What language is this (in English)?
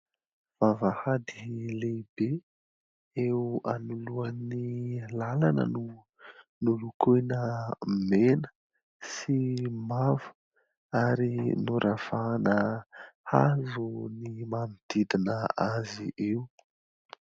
Malagasy